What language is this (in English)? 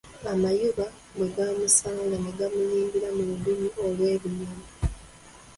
Ganda